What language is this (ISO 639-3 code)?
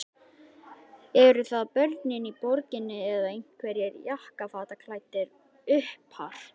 isl